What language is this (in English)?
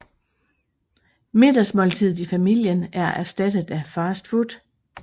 Danish